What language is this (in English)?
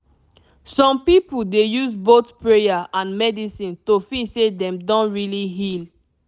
Nigerian Pidgin